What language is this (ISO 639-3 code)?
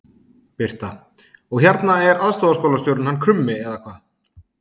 isl